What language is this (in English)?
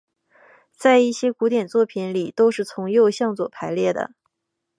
Chinese